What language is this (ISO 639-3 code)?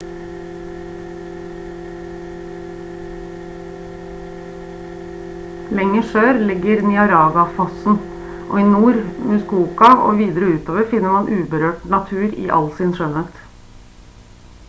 nob